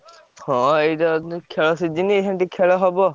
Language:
Odia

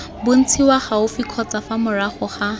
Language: Tswana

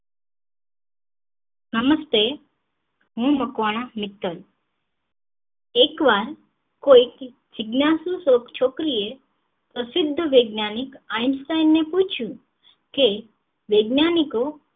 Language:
Gujarati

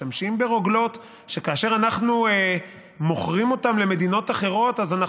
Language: Hebrew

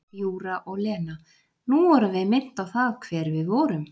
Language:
Icelandic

